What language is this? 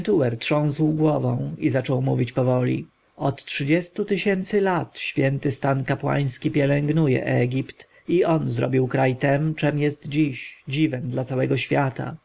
Polish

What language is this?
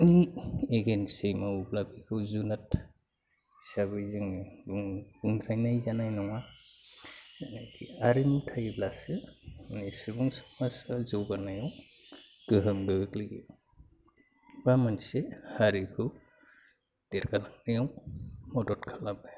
Bodo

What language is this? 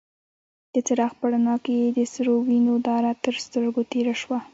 Pashto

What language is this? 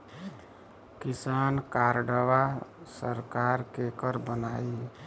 Bhojpuri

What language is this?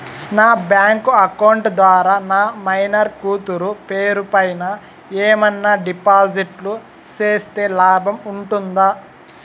Telugu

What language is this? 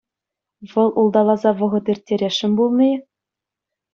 Chuvash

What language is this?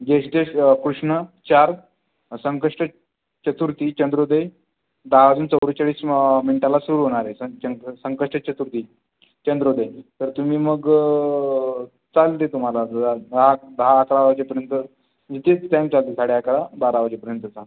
Marathi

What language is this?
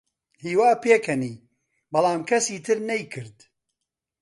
Central Kurdish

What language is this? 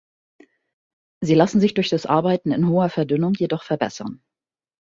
German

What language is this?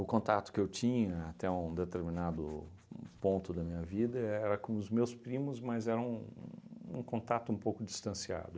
Portuguese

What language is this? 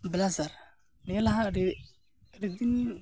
Santali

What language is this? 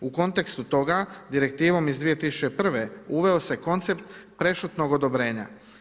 Croatian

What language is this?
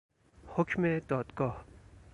Persian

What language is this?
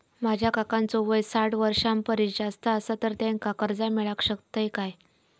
Marathi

